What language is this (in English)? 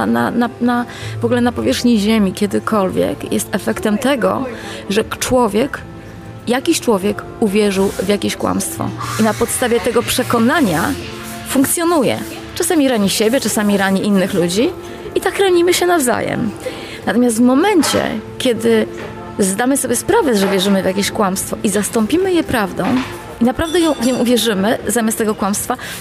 Polish